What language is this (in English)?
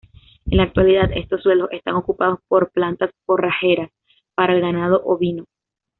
Spanish